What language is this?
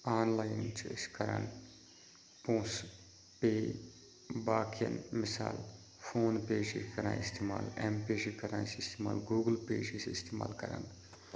Kashmiri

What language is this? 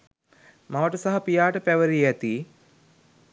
Sinhala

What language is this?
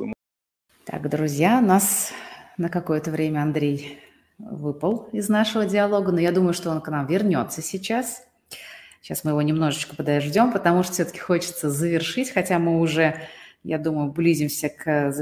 Russian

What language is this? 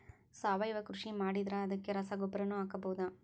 Kannada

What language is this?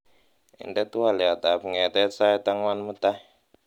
Kalenjin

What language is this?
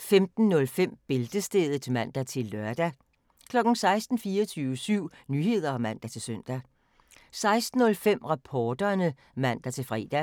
Danish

